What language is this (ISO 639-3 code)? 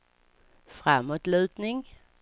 swe